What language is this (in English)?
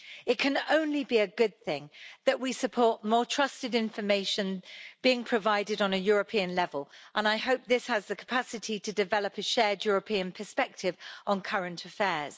English